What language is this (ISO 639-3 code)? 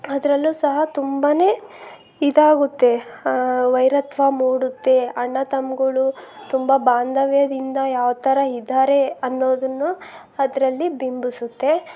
kan